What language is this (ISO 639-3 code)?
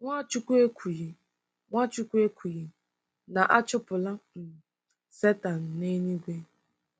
ibo